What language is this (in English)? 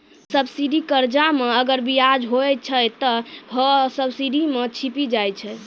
Maithili